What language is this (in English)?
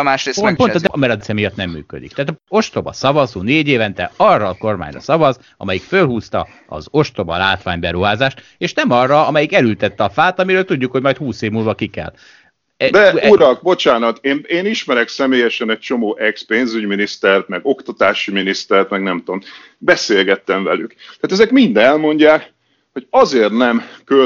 Hungarian